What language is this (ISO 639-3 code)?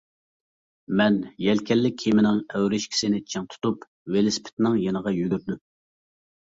uig